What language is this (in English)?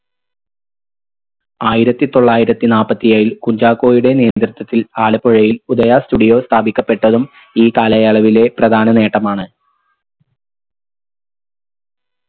Malayalam